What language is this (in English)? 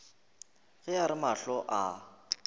Northern Sotho